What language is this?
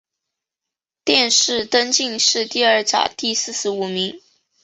Chinese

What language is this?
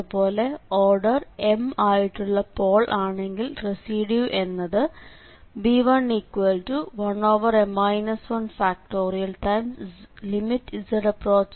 Malayalam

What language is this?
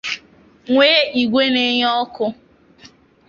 Igbo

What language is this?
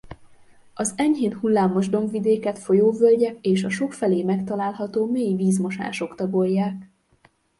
Hungarian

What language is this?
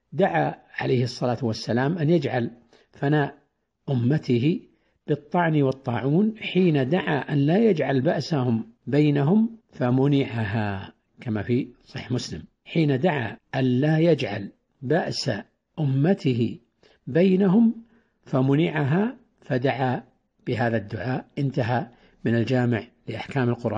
Arabic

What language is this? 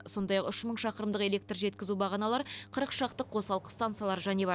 Kazakh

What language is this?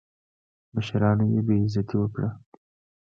Pashto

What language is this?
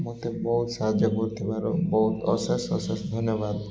Odia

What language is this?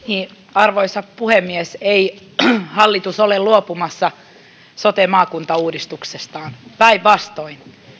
Finnish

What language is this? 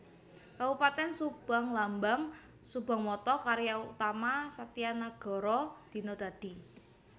Javanese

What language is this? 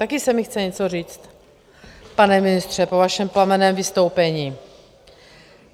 Czech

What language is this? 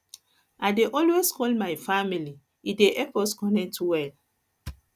Nigerian Pidgin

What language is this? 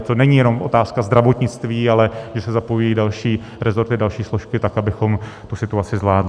Czech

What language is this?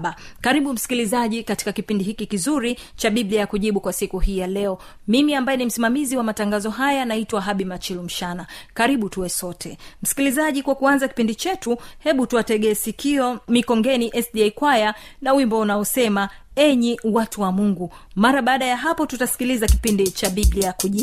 Swahili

